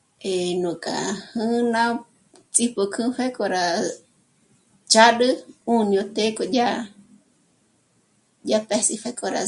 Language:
Michoacán Mazahua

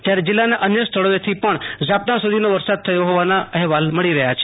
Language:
Gujarati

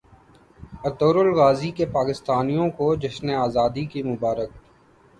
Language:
Urdu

